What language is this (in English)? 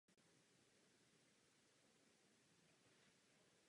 Czech